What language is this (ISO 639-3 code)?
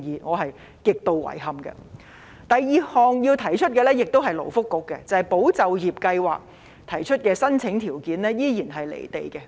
yue